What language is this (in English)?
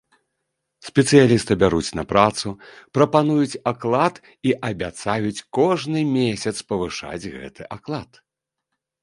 Belarusian